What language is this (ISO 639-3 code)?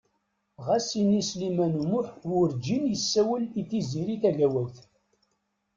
kab